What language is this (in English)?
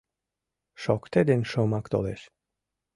Mari